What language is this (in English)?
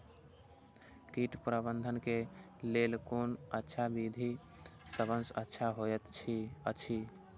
Maithili